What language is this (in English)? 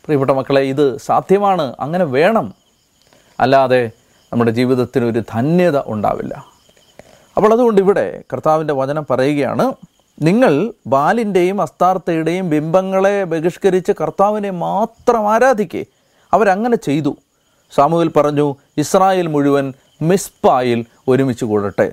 Malayalam